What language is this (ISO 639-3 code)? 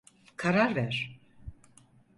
tur